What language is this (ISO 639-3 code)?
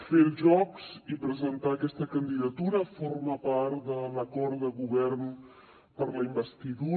cat